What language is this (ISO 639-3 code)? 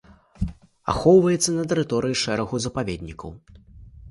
bel